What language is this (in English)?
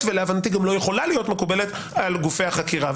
Hebrew